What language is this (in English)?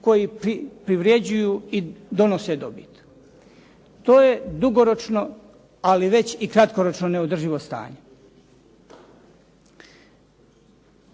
Croatian